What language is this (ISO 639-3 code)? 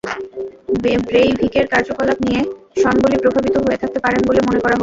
ben